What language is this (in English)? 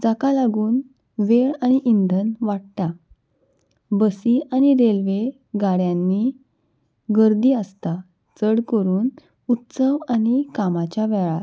Konkani